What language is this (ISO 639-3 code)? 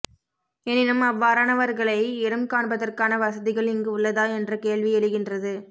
tam